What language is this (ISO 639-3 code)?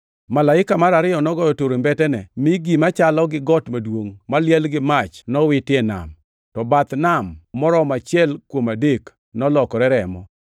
luo